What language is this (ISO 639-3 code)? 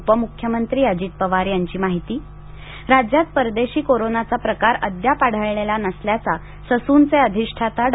mar